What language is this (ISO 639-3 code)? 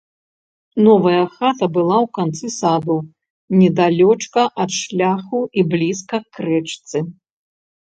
bel